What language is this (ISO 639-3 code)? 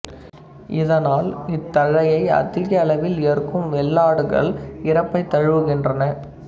tam